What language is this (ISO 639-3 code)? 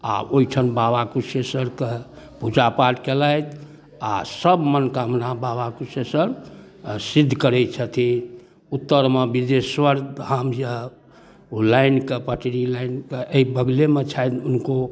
mai